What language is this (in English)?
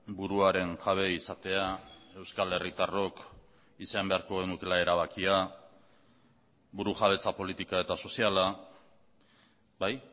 Basque